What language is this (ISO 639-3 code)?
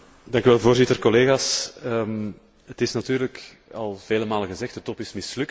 nld